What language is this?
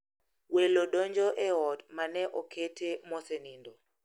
Luo (Kenya and Tanzania)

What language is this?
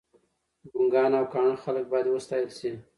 Pashto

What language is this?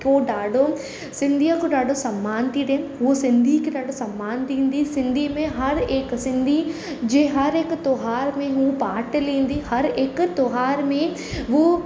Sindhi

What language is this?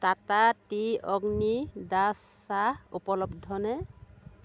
Assamese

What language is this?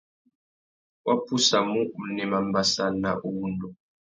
Tuki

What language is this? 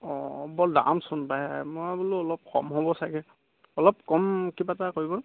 Assamese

